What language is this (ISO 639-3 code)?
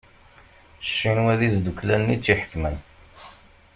kab